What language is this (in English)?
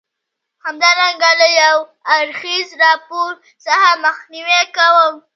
Pashto